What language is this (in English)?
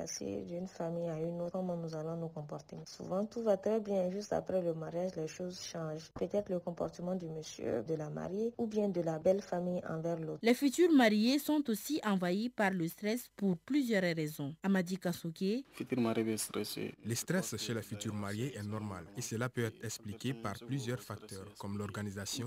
French